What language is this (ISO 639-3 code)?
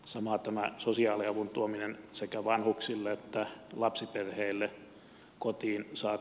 fin